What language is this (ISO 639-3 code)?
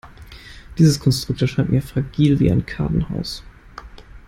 deu